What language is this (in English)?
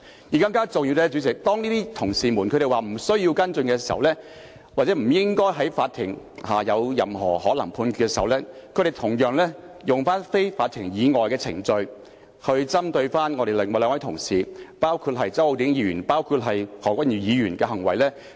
Cantonese